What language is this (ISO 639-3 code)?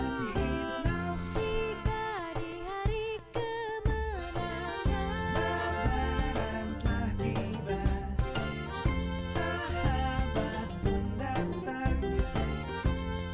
ind